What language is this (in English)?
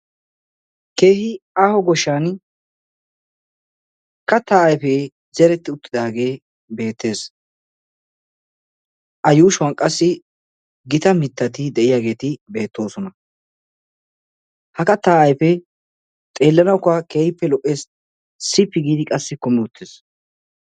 Wolaytta